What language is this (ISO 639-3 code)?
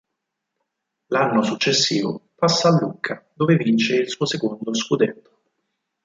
ita